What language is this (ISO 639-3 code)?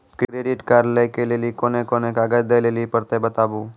mai